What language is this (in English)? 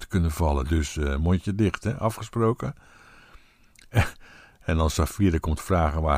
Dutch